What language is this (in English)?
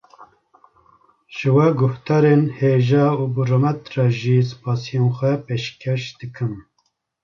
Kurdish